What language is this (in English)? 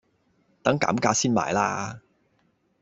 Cantonese